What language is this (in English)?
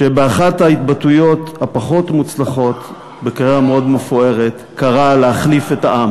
Hebrew